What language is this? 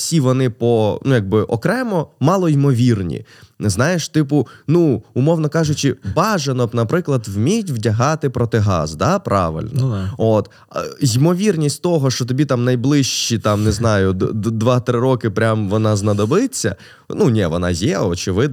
Ukrainian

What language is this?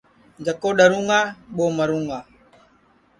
Sansi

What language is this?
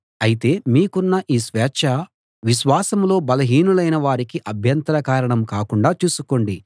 Telugu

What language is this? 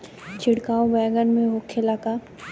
Bhojpuri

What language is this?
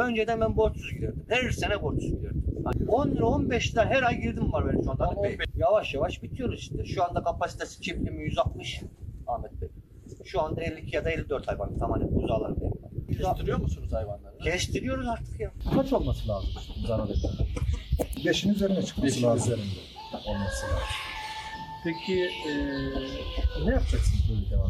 Turkish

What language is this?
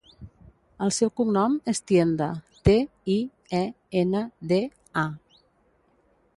Catalan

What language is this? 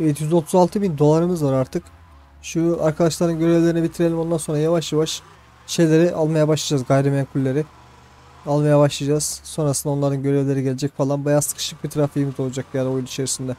Turkish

